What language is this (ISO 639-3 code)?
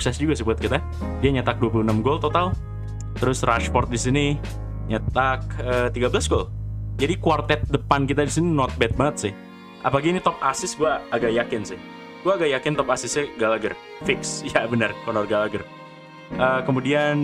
ind